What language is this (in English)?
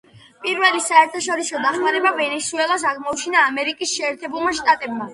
Georgian